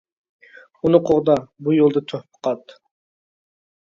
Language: Uyghur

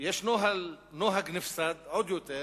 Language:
Hebrew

